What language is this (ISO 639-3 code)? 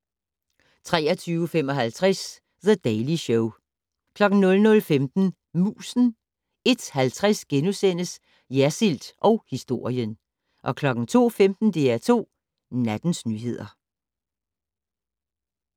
dan